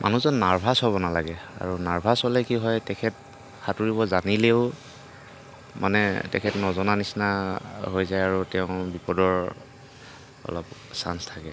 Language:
Assamese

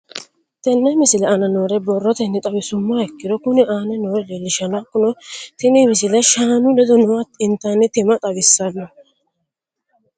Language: Sidamo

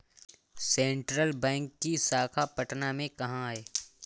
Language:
Hindi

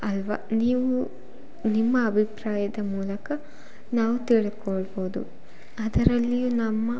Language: Kannada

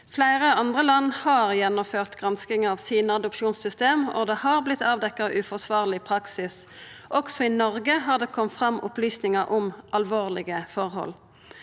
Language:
Norwegian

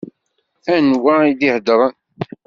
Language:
Kabyle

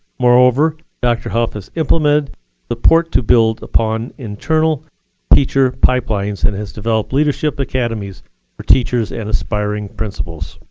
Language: English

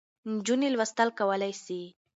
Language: Pashto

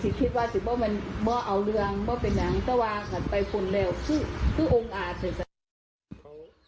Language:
Thai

